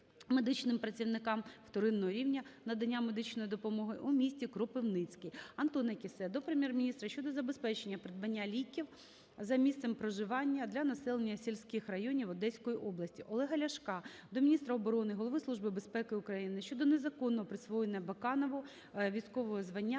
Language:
Ukrainian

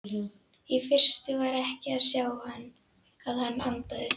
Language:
Icelandic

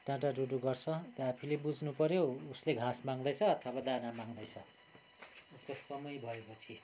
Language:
Nepali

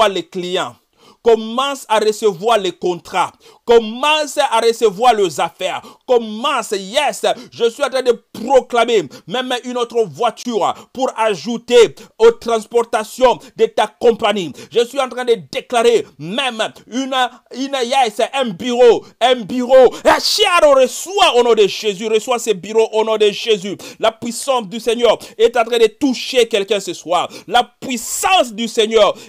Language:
French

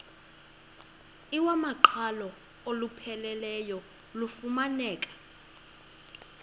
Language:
Xhosa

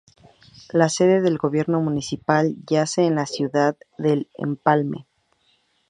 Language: Spanish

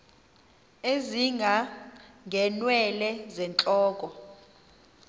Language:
Xhosa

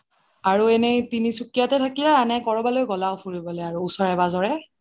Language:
Assamese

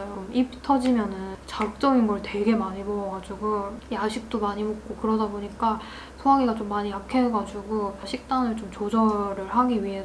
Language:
Korean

